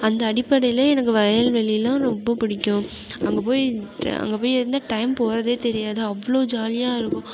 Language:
Tamil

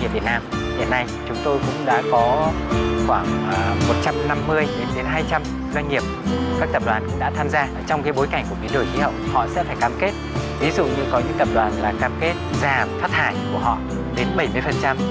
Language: Vietnamese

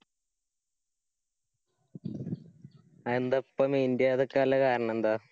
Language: Malayalam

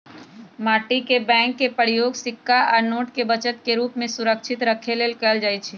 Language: Magahi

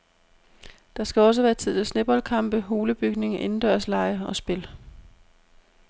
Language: Danish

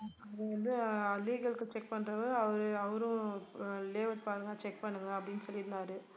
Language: Tamil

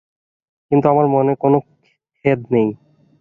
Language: Bangla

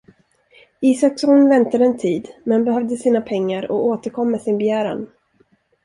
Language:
Swedish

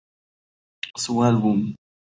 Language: Spanish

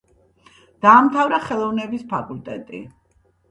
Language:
Georgian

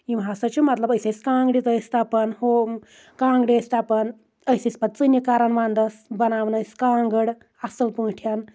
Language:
Kashmiri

